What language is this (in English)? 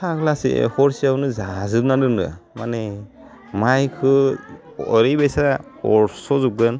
Bodo